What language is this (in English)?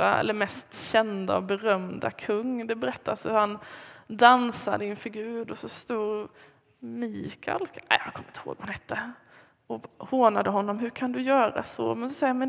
Swedish